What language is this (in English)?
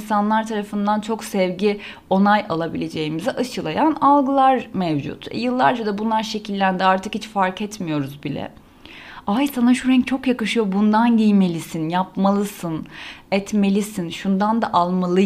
Turkish